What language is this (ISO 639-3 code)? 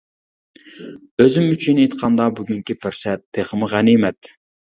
uig